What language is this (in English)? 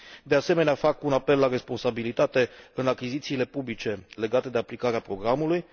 Romanian